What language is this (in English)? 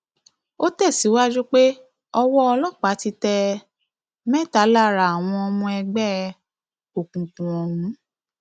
Yoruba